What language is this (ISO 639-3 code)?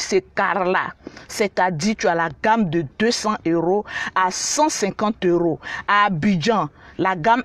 fra